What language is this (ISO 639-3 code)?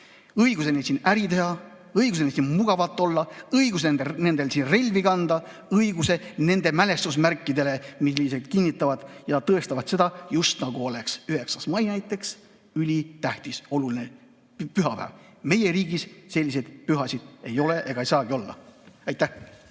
est